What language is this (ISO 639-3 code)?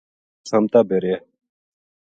gju